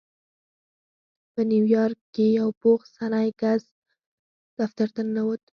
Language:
Pashto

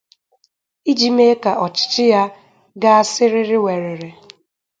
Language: Igbo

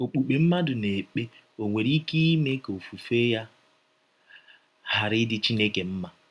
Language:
Igbo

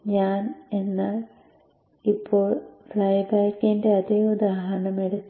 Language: Malayalam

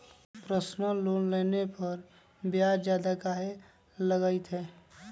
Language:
Magahi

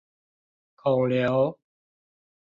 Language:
Chinese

